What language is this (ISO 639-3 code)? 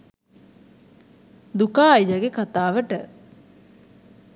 sin